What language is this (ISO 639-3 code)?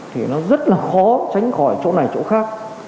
vie